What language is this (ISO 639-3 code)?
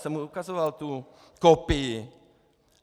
ces